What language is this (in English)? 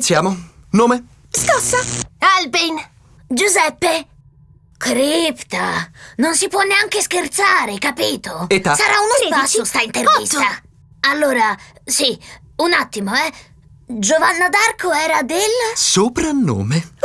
Italian